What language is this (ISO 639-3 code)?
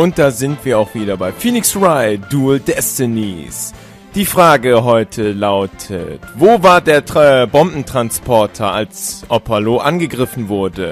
deu